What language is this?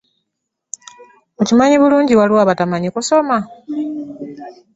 Ganda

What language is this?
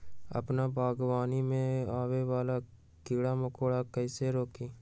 Magahi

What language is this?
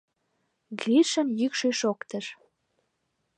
Mari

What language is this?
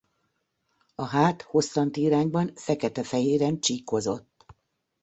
Hungarian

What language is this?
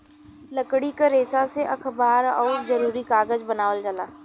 Bhojpuri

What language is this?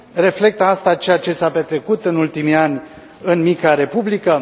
Romanian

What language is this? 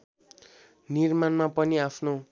Nepali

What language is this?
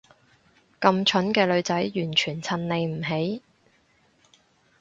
Cantonese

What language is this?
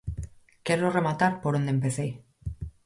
Galician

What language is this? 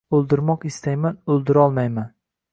Uzbek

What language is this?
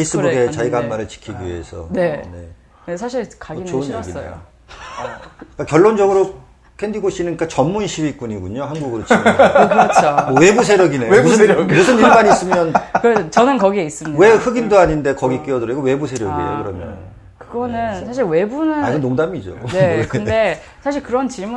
Korean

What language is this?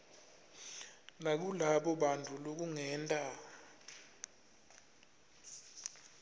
Swati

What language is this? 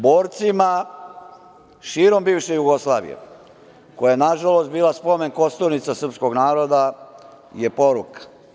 Serbian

